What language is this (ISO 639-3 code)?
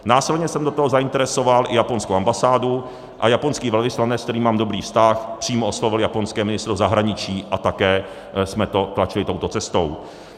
ces